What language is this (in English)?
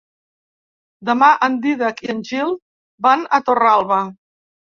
Catalan